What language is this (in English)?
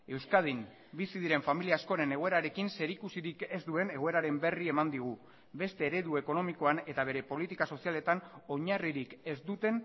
Basque